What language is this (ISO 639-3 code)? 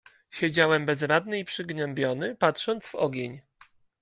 pol